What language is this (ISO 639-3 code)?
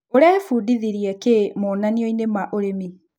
kik